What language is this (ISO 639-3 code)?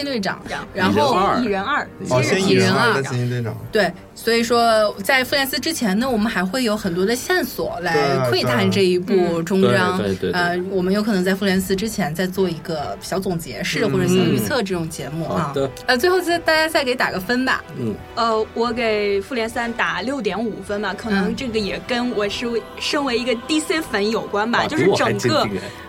zho